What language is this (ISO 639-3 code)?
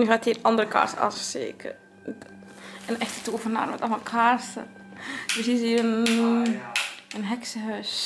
nld